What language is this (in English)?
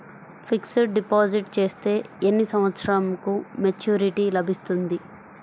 Telugu